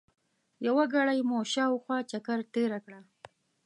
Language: Pashto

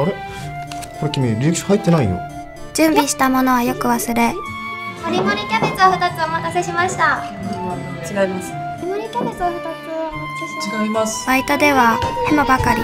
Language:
Japanese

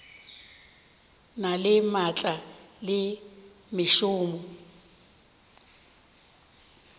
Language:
Northern Sotho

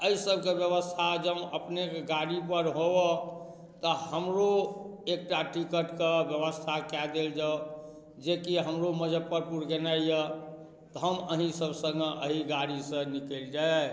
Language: Maithili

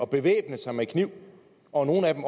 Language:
Danish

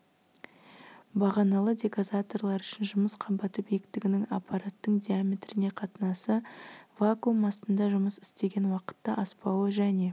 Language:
Kazakh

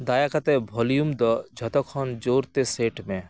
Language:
Santali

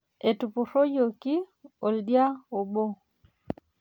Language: Masai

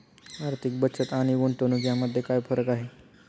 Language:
Marathi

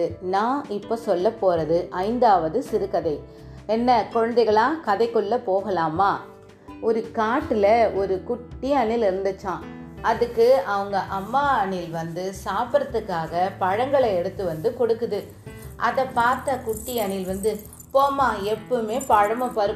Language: Tamil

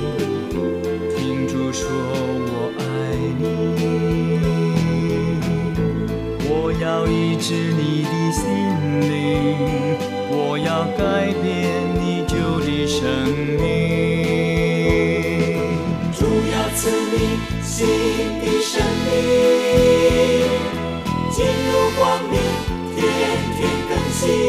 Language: Chinese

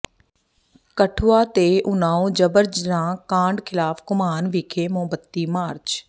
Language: Punjabi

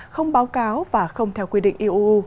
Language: Vietnamese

